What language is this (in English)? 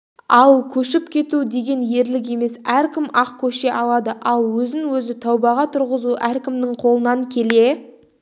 Kazakh